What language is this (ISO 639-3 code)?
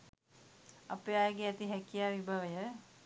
sin